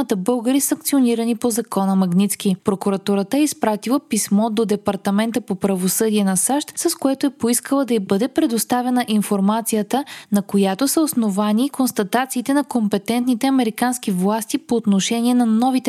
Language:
Bulgarian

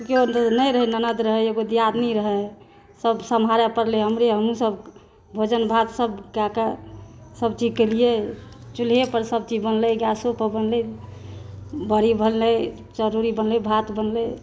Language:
Maithili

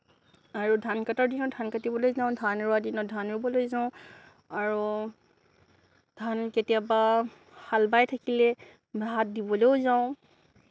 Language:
Assamese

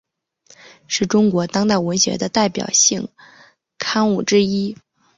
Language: Chinese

